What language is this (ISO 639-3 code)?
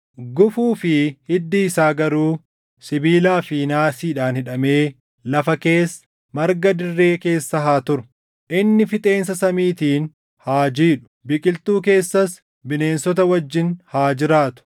orm